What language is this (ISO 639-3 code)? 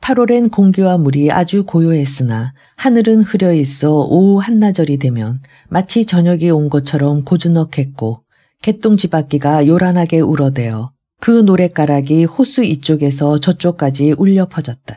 kor